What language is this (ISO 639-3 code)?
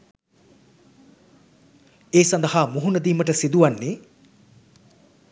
sin